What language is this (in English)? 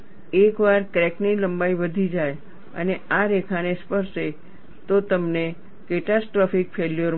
Gujarati